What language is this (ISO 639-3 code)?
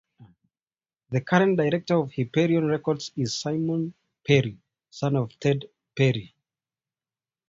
eng